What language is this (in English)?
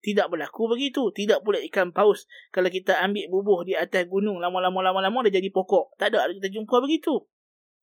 Malay